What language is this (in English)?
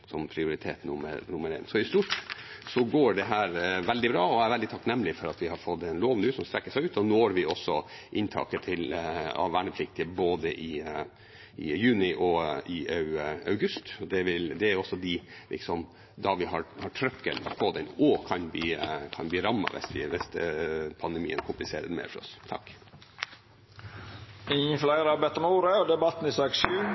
Norwegian